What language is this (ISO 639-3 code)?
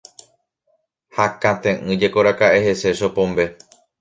grn